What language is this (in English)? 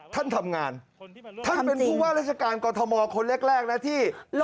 Thai